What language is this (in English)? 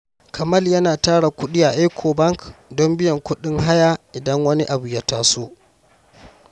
Hausa